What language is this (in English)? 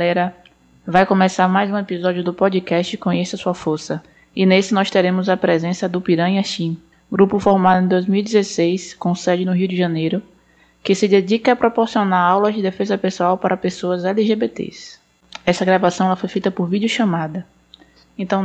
Portuguese